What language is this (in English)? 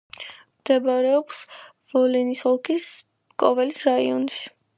Georgian